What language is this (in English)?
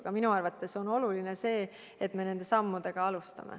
Estonian